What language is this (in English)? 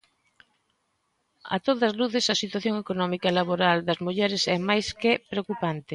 Galician